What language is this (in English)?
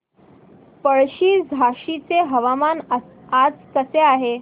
Marathi